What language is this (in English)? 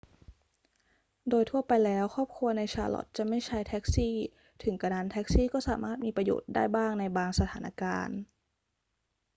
Thai